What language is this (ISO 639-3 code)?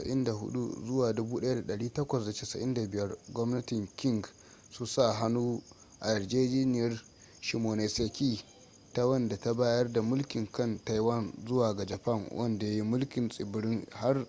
hau